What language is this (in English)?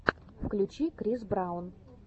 Russian